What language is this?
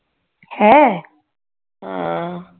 Punjabi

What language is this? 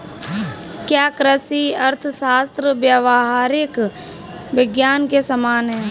Hindi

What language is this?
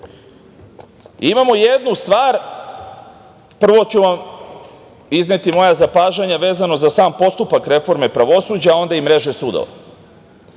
Serbian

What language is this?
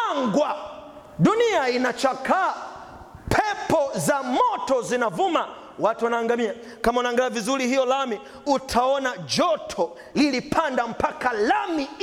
Swahili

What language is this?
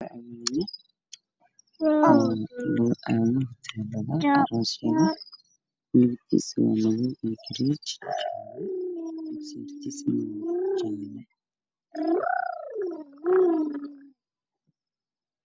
Somali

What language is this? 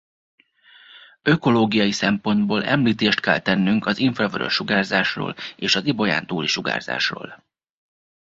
Hungarian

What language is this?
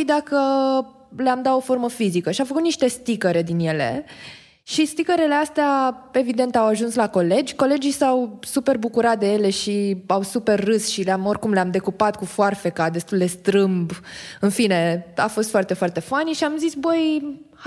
Romanian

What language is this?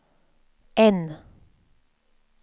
Swedish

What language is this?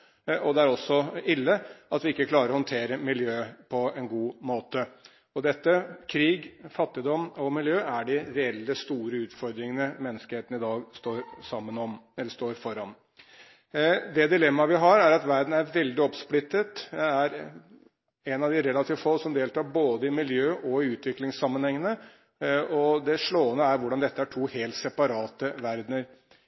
Norwegian Bokmål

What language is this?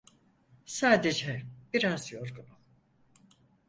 Turkish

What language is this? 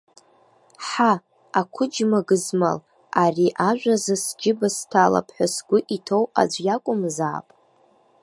Abkhazian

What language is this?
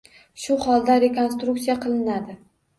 Uzbek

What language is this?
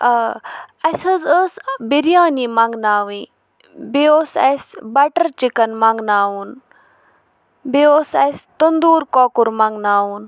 Kashmiri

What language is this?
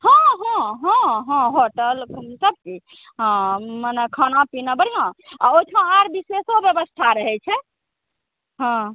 Maithili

